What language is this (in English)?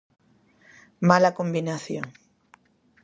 Galician